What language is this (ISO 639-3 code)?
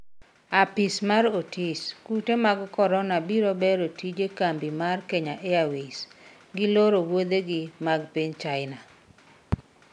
luo